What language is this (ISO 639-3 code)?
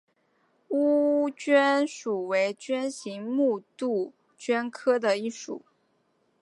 zho